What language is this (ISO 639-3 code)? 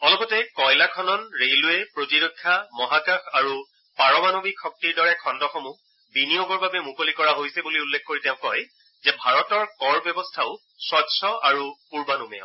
asm